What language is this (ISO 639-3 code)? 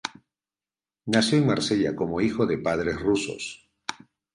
spa